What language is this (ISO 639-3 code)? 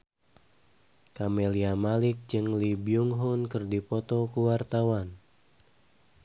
sun